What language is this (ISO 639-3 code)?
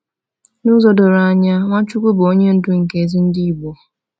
ibo